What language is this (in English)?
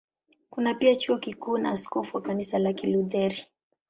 Swahili